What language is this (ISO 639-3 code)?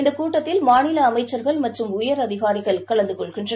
tam